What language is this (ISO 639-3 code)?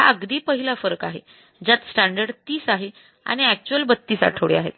mar